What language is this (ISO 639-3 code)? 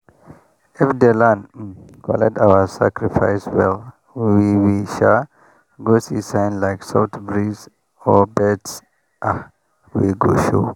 pcm